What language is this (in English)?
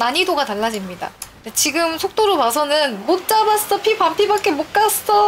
Korean